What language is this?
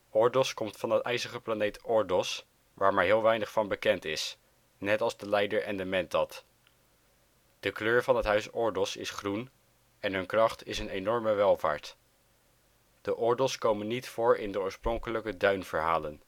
Dutch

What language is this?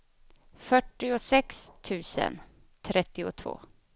Swedish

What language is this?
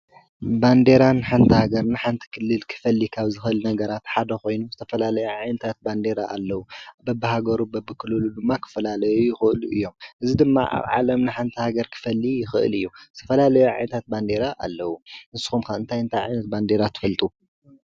Tigrinya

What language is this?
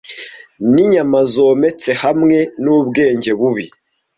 Kinyarwanda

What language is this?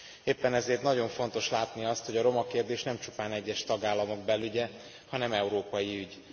Hungarian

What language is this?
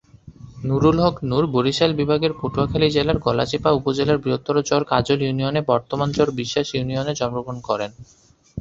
Bangla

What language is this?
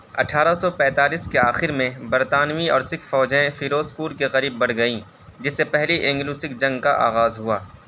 Urdu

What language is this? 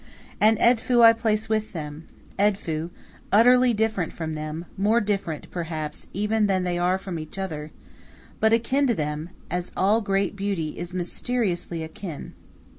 English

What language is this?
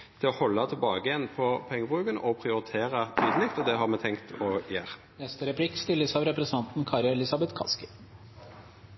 Norwegian Nynorsk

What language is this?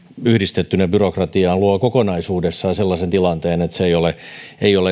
Finnish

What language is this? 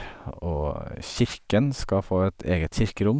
Norwegian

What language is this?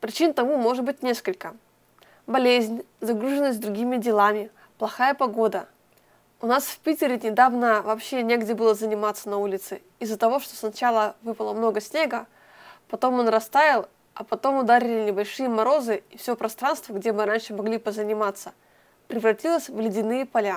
Russian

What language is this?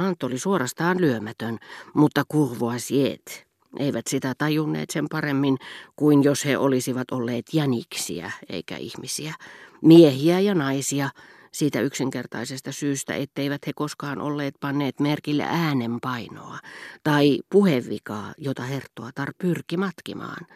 Finnish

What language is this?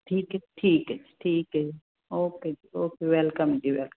Punjabi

